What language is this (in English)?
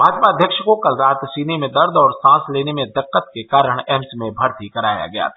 Hindi